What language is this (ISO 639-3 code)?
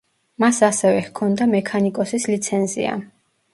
kat